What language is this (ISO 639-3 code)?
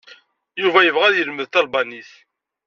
kab